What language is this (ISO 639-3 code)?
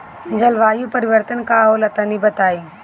bho